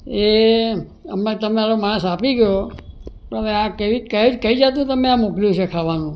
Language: Gujarati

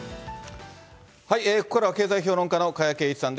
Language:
Japanese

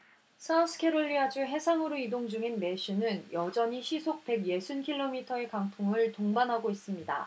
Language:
Korean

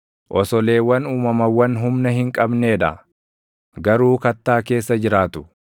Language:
Oromo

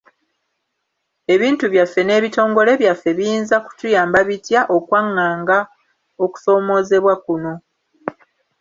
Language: Ganda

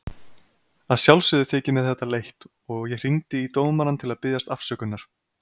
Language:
Icelandic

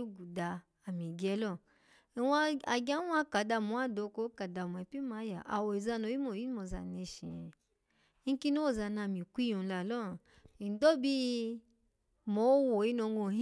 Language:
Alago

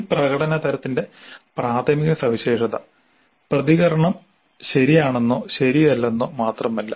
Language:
Malayalam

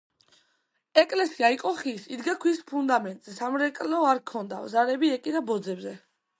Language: Georgian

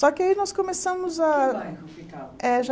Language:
Portuguese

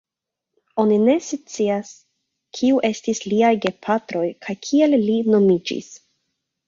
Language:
Esperanto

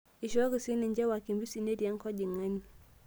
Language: Masai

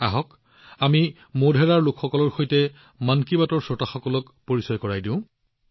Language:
Assamese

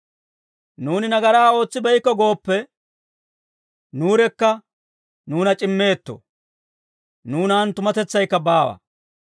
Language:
Dawro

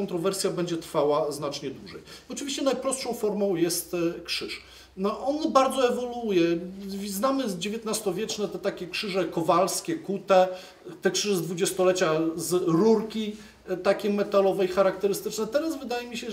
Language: Polish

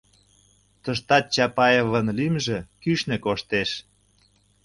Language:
Mari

